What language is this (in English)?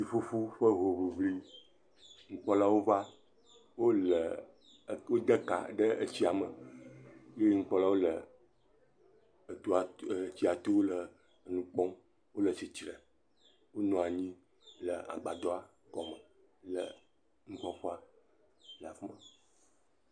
Ewe